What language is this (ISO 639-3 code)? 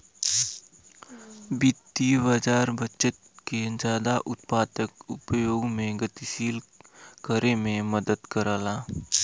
bho